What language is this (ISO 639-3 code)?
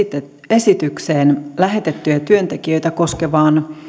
fin